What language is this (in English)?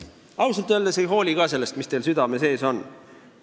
Estonian